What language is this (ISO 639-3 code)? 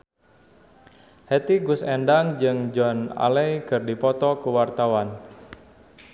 sun